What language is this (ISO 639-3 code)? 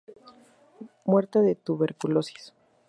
spa